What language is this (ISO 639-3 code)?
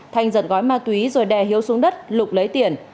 vie